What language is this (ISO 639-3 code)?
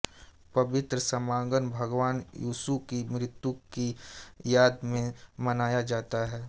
hin